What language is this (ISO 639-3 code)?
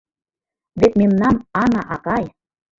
chm